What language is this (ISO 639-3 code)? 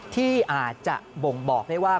tha